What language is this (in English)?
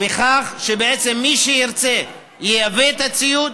Hebrew